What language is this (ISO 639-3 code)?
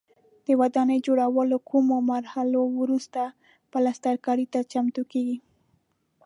pus